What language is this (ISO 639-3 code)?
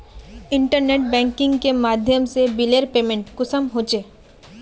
mag